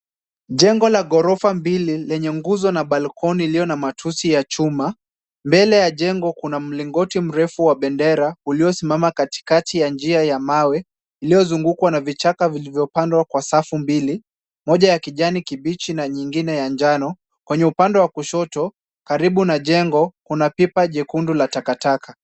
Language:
Swahili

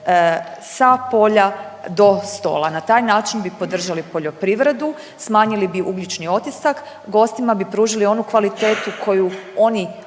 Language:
Croatian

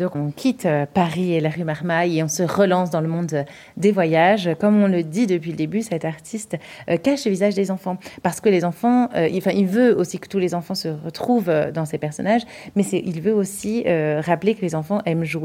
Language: French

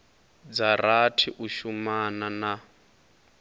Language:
Venda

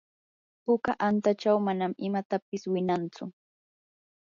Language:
Yanahuanca Pasco Quechua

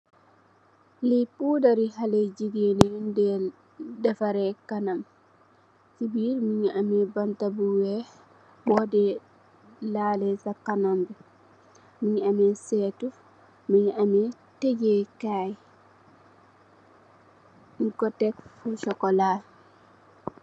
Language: Wolof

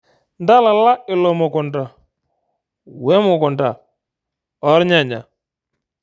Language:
Masai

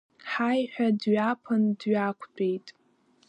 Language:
Abkhazian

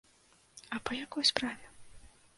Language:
Belarusian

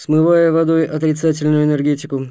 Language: Russian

